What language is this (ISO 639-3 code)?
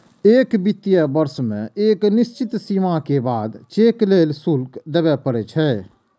mai